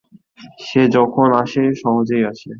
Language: Bangla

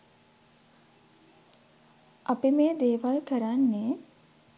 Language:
Sinhala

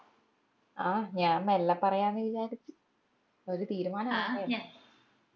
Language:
Malayalam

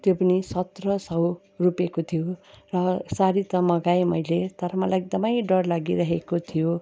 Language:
Nepali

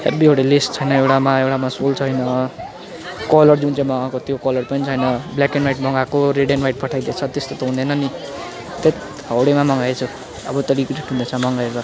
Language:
Nepali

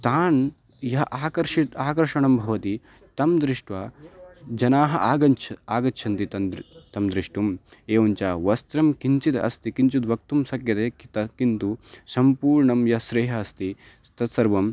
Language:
Sanskrit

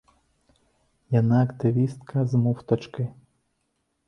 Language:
Belarusian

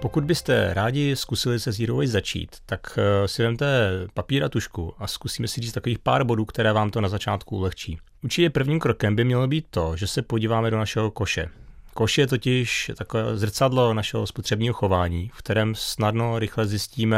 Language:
Czech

